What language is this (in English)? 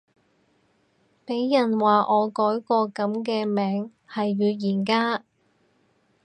Cantonese